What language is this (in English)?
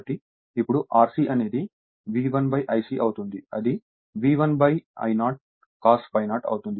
Telugu